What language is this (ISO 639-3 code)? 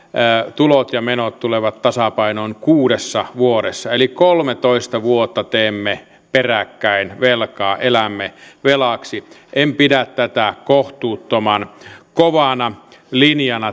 fin